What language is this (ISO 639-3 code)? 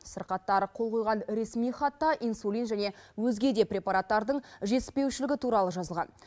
kaz